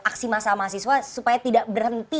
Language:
Indonesian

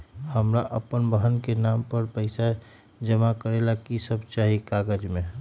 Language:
Magahi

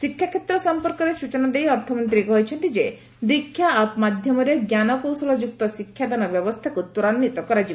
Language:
Odia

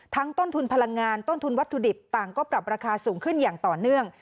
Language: Thai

